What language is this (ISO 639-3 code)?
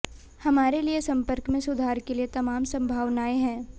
hin